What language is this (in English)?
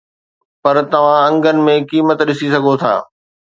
Sindhi